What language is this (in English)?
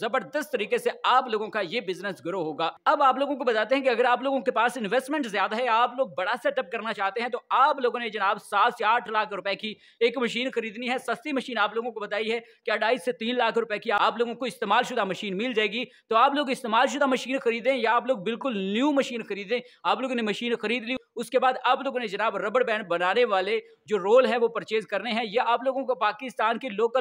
Hindi